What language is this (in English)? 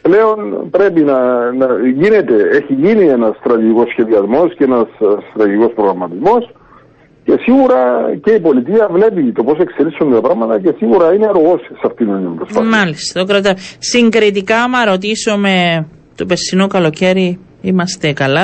Greek